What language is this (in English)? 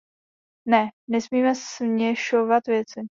Czech